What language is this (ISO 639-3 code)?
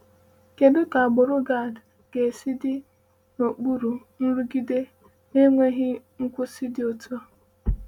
ibo